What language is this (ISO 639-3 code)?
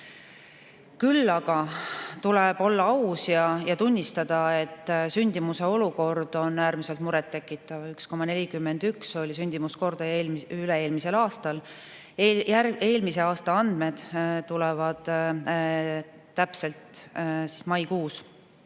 est